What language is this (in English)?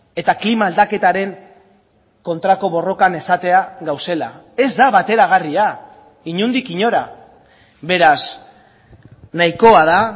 Basque